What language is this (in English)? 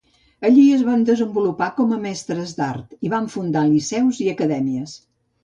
Catalan